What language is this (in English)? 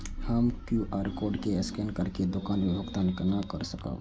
Maithili